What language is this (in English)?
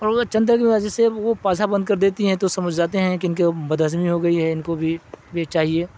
Urdu